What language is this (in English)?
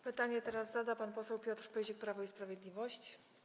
Polish